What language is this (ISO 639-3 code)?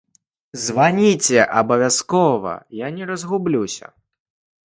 bel